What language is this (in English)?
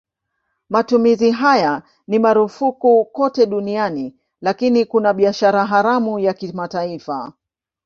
Swahili